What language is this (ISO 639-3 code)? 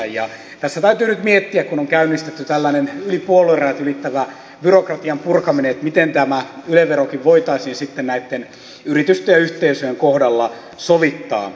fin